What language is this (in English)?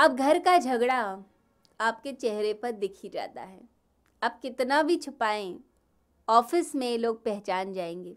Hindi